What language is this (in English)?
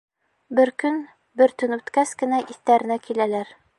Bashkir